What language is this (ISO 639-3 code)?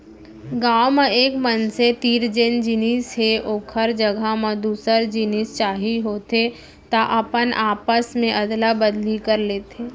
hne